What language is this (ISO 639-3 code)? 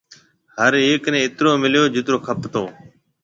mve